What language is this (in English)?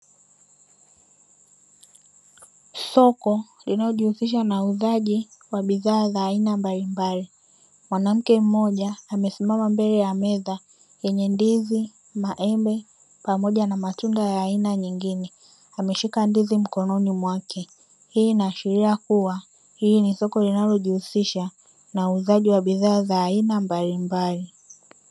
Swahili